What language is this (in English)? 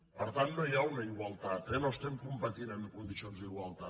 Catalan